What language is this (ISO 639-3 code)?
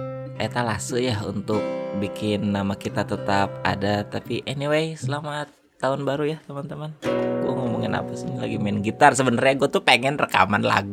ind